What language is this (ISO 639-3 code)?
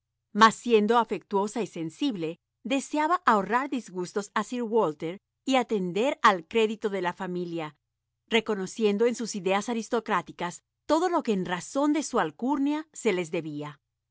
spa